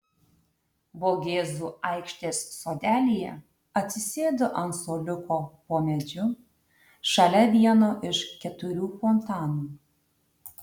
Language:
Lithuanian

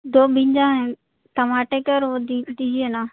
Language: Urdu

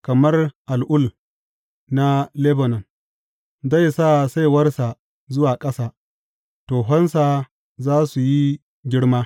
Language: Hausa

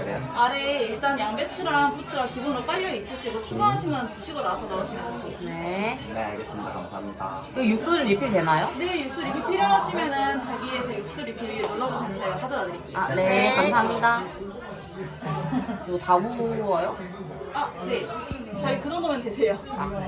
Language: Korean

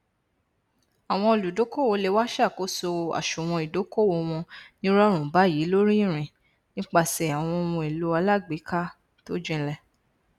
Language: Yoruba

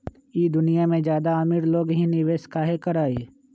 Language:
Magahi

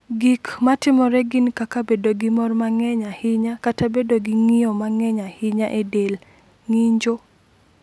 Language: Luo (Kenya and Tanzania)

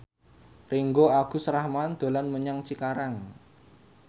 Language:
Javanese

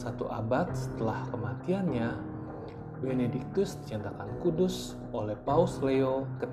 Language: Indonesian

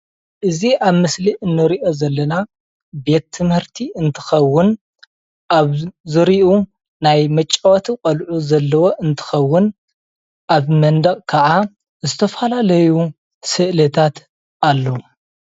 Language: Tigrinya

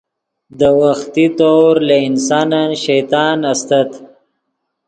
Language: Yidgha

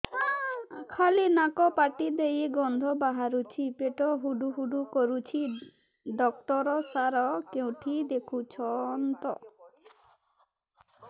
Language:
Odia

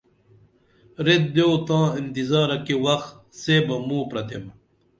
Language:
Dameli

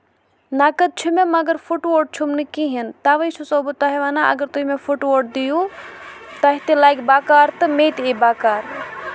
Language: Kashmiri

